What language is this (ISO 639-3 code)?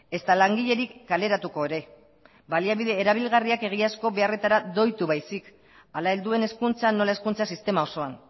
eus